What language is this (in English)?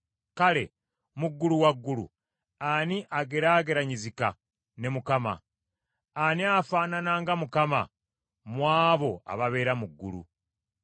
Ganda